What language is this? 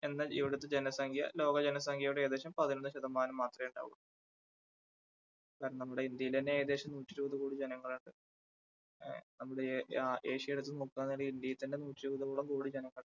Malayalam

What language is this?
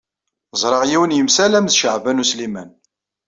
Kabyle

